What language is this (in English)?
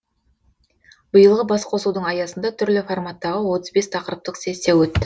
Kazakh